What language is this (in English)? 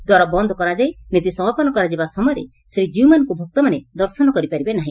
Odia